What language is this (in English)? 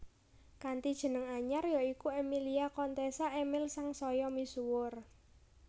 Javanese